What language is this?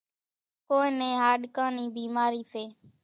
Kachi Koli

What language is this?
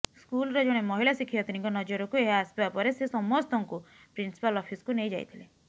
Odia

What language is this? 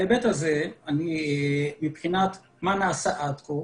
Hebrew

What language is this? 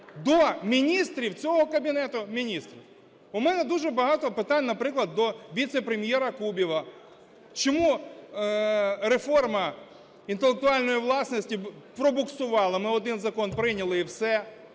Ukrainian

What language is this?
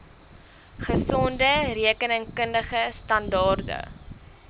Afrikaans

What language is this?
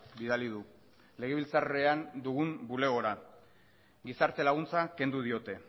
Basque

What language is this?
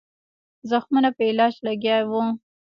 Pashto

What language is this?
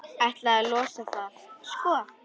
Icelandic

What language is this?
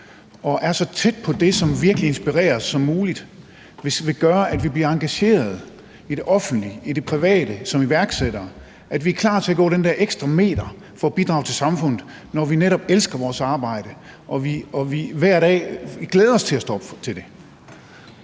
Danish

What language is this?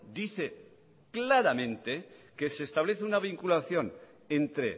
Spanish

